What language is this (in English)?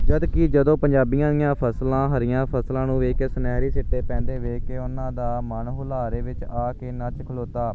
Punjabi